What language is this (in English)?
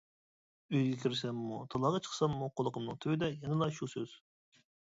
Uyghur